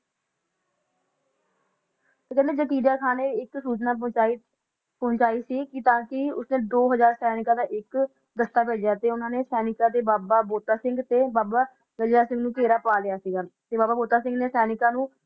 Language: Punjabi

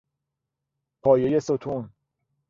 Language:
Persian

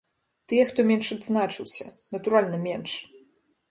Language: Belarusian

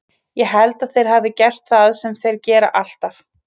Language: Icelandic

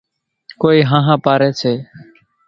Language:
Kachi Koli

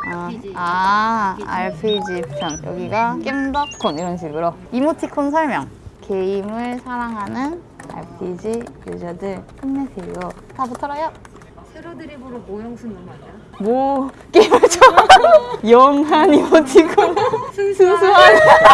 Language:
Korean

